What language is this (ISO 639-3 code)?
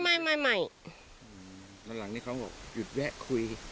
tha